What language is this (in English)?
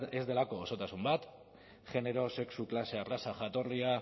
Basque